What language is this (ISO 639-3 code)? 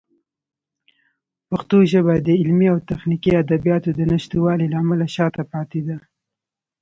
pus